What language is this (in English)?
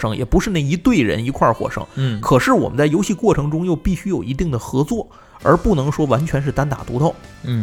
Chinese